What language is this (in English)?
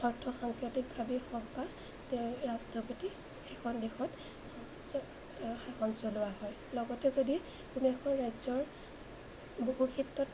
Assamese